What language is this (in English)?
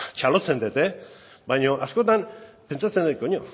Basque